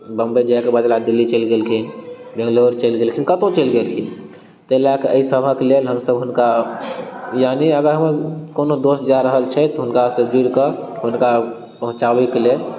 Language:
Maithili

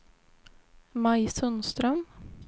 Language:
Swedish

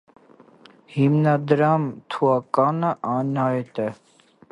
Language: Armenian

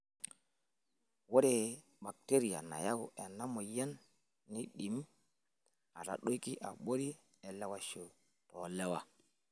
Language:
Masai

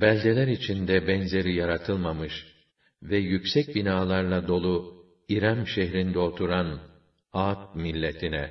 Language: Turkish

